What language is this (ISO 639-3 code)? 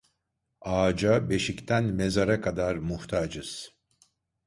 tur